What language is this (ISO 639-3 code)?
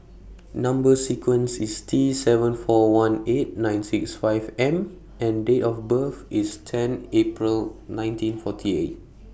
eng